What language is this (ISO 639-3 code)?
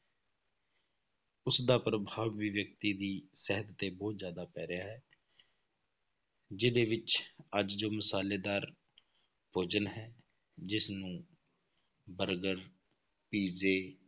pan